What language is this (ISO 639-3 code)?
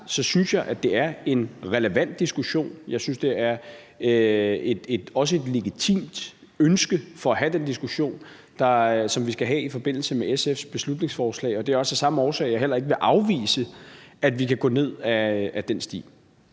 dan